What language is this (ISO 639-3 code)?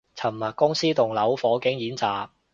yue